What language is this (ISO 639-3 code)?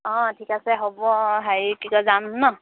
asm